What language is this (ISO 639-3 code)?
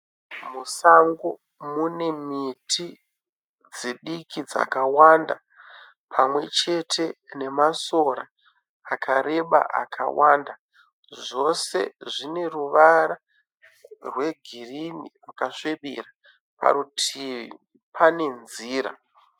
sna